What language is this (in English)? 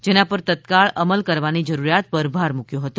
Gujarati